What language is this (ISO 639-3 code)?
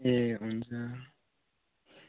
nep